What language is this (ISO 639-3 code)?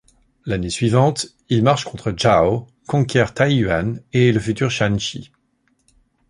fra